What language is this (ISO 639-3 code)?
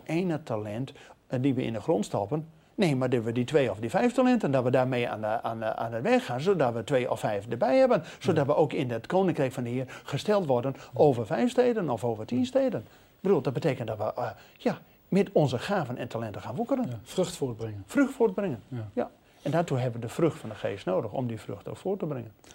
nld